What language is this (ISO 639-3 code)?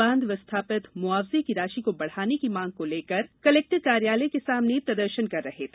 hin